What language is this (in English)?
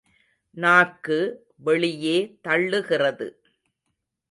Tamil